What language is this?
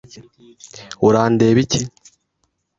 Kinyarwanda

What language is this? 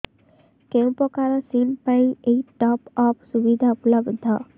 Odia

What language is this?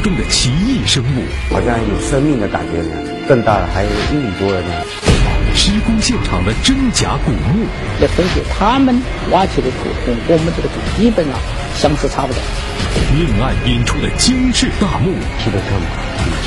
Chinese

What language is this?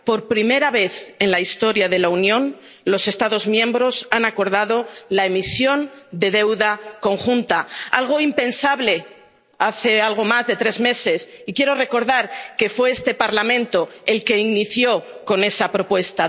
Spanish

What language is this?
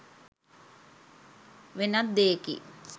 Sinhala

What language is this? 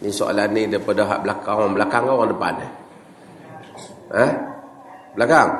Malay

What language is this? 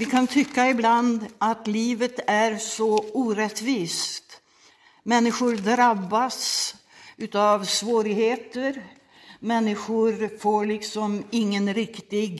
Swedish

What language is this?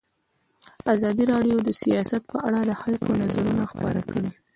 Pashto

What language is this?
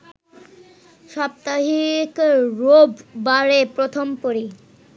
Bangla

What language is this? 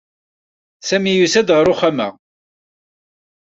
Kabyle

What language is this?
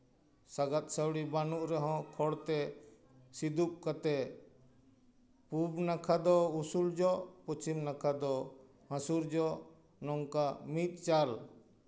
Santali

